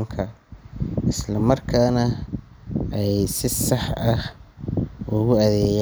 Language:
Somali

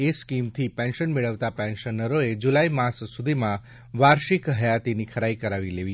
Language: Gujarati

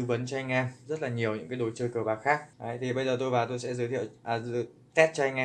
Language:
Vietnamese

